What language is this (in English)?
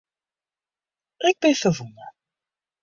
Western Frisian